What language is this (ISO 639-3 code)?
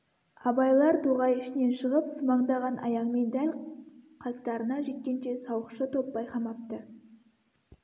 kaz